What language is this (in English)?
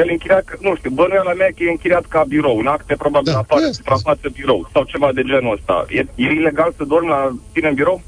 Romanian